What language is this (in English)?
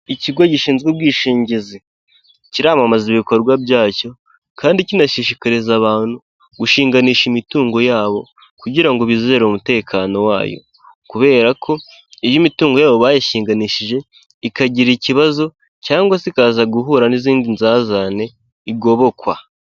Kinyarwanda